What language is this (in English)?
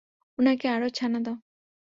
Bangla